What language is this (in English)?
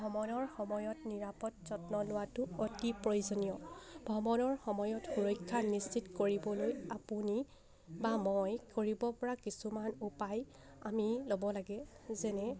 Assamese